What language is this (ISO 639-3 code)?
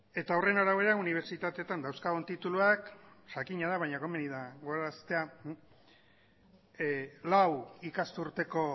eus